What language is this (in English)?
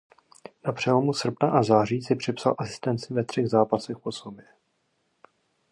Czech